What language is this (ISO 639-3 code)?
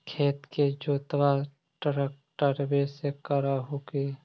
mag